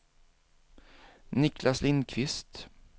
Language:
Swedish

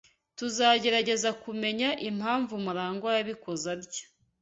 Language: Kinyarwanda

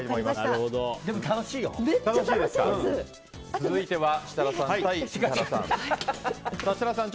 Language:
Japanese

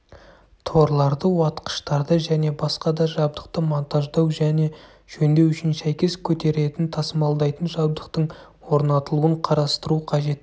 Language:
Kazakh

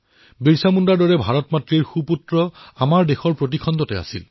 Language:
Assamese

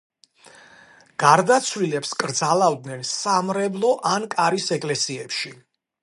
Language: Georgian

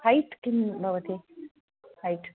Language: Sanskrit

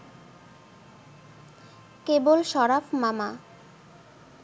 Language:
Bangla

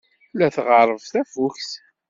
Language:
Kabyle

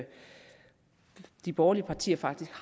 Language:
Danish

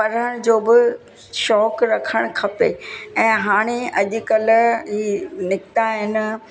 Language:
Sindhi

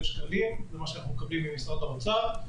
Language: Hebrew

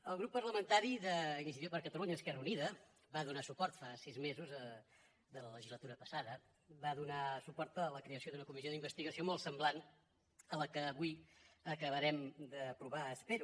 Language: Catalan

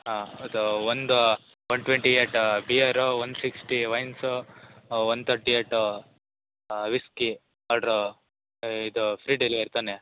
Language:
Kannada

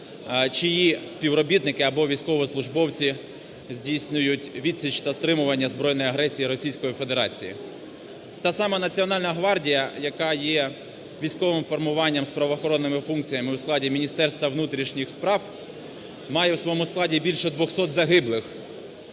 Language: Ukrainian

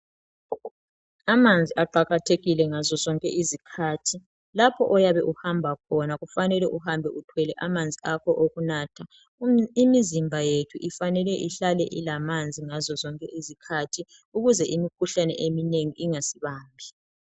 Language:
North Ndebele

